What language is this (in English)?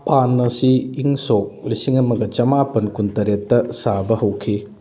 Manipuri